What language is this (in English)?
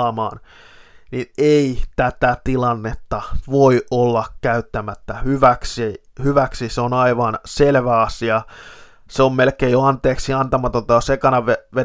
Finnish